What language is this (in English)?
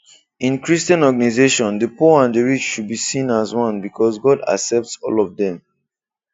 Igbo